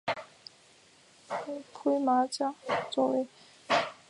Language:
Chinese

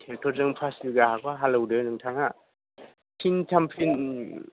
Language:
Bodo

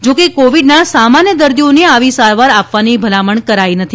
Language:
Gujarati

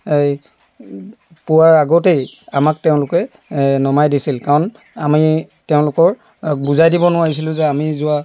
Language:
Assamese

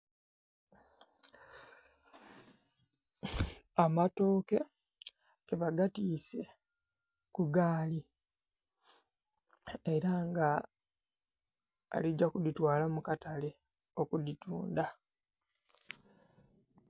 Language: Soga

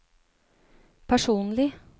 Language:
Norwegian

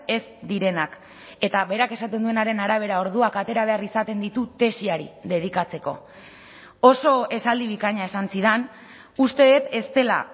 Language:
Basque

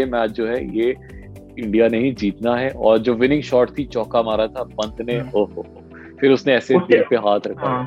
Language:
Hindi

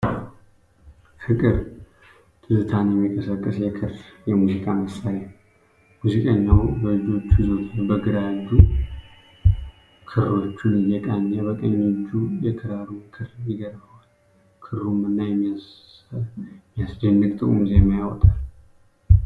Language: Amharic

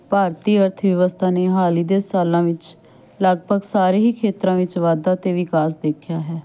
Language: Punjabi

